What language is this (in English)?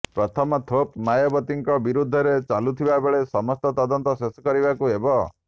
Odia